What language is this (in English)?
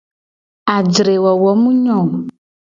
Gen